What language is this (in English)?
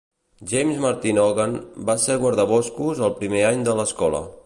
Catalan